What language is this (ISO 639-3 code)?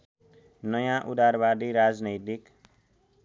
nep